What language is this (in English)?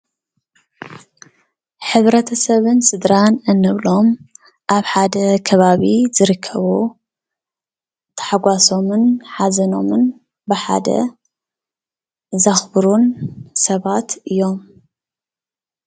Tigrinya